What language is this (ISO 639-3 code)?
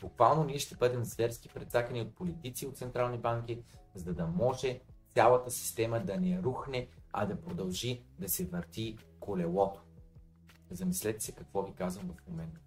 bul